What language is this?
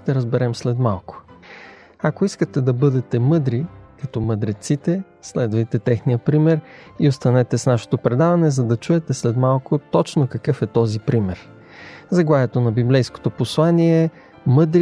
Bulgarian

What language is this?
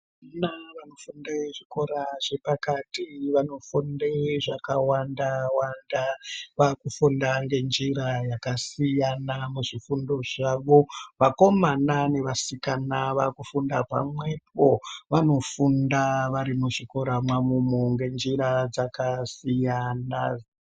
Ndau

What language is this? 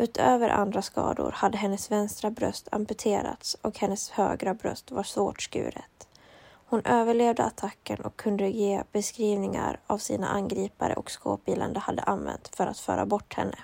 Swedish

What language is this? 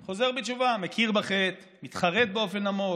Hebrew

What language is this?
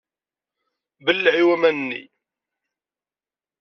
Kabyle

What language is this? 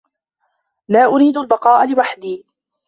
Arabic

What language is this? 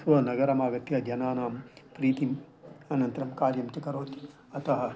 Sanskrit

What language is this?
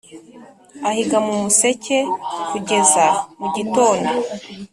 Kinyarwanda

